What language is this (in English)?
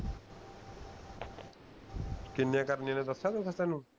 Punjabi